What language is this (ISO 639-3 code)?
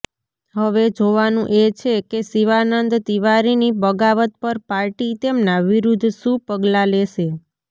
guj